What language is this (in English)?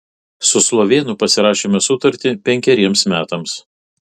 Lithuanian